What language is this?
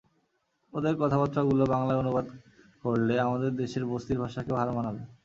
Bangla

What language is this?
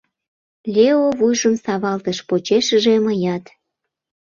Mari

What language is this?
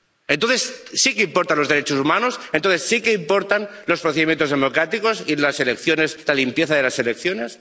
Spanish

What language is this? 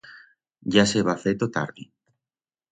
Aragonese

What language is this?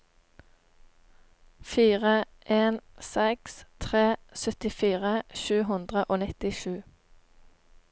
Norwegian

